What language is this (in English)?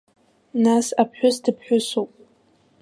Abkhazian